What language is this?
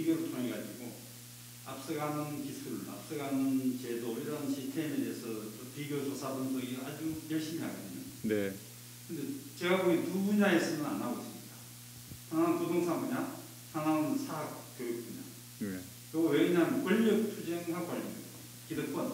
Korean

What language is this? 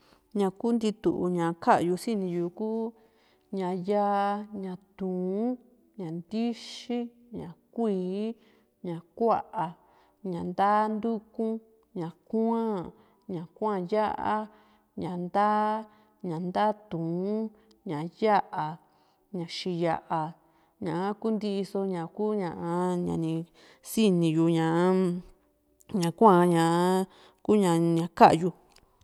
Juxtlahuaca Mixtec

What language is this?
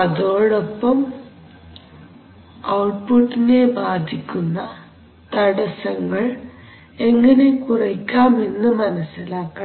Malayalam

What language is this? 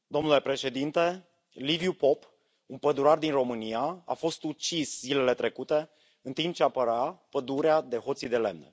Romanian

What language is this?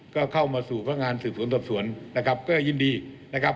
Thai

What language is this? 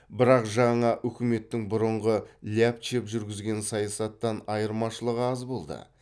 Kazakh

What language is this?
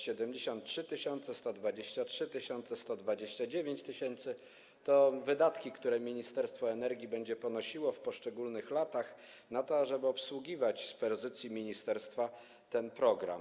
Polish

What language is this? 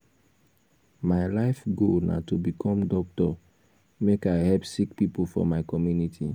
Nigerian Pidgin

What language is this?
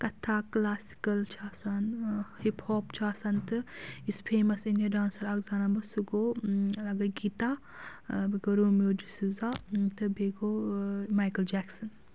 Kashmiri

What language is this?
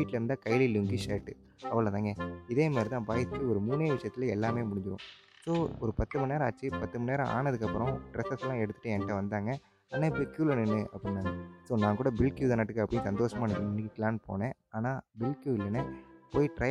Tamil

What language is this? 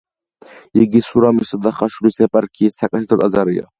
Georgian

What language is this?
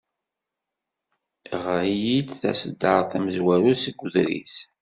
Kabyle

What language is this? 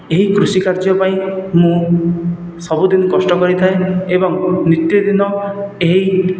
Odia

